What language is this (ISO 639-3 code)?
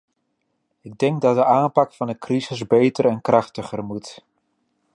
nld